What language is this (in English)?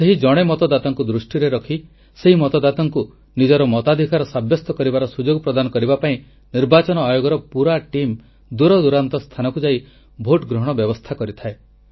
Odia